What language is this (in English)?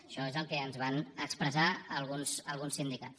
Catalan